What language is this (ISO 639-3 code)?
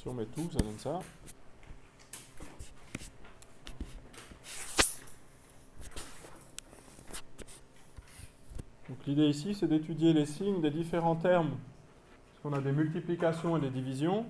fra